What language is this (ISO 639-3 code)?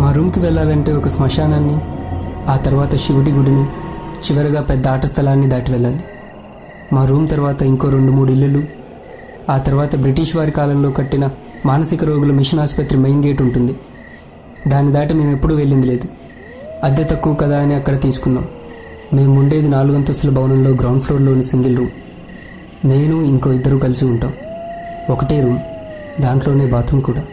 tel